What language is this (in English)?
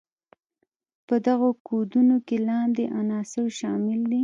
Pashto